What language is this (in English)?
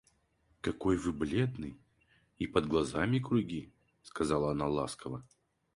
Russian